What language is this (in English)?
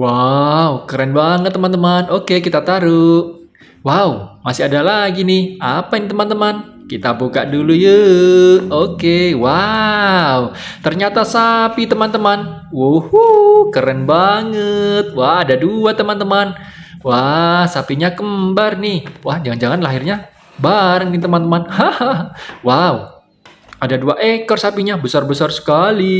Indonesian